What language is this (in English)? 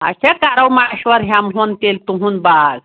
Kashmiri